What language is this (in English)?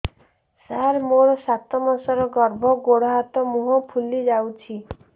Odia